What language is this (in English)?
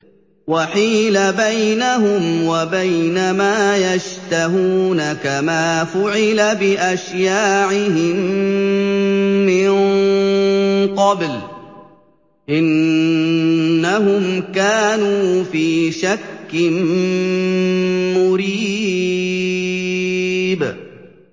Arabic